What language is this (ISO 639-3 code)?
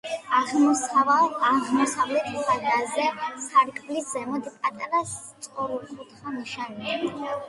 kat